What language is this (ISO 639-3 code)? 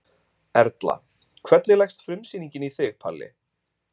isl